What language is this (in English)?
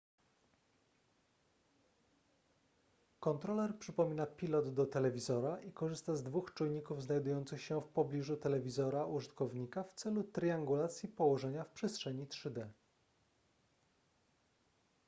Polish